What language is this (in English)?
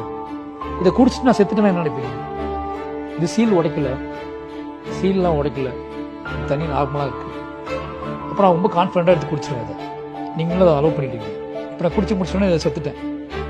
Tamil